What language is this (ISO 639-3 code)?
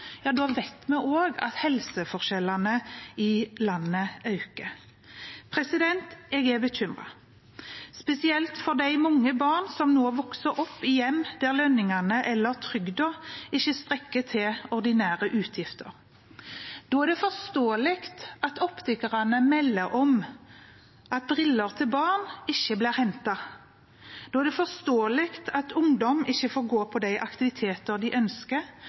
nob